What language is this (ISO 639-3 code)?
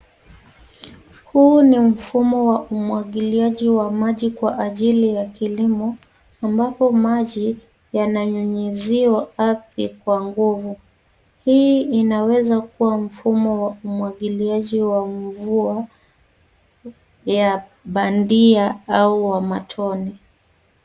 swa